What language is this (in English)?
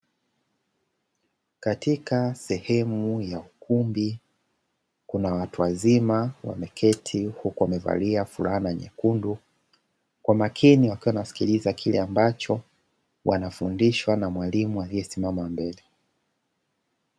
Swahili